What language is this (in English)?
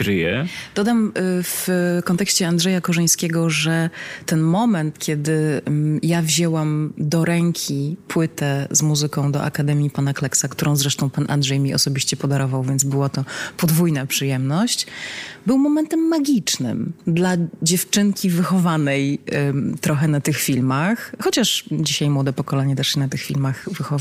Polish